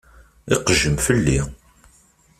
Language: Kabyle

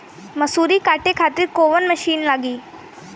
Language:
Bhojpuri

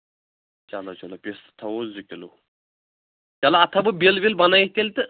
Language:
Kashmiri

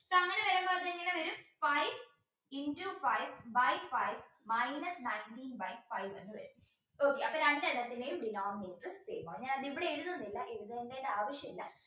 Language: Malayalam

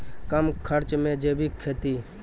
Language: Maithili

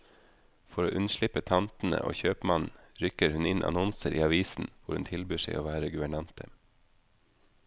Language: Norwegian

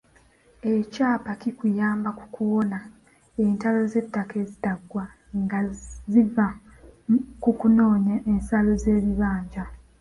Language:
Ganda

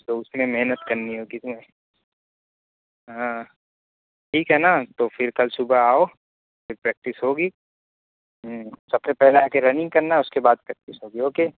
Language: Urdu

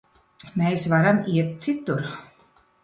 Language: Latvian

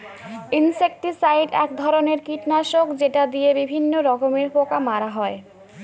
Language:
Bangla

